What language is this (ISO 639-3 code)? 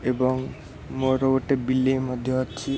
ori